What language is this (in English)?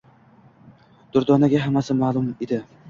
Uzbek